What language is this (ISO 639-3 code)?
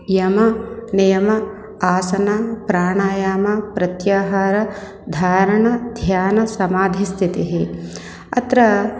san